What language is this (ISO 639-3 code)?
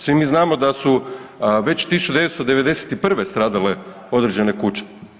hrv